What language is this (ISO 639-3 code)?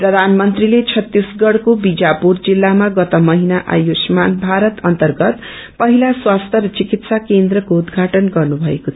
nep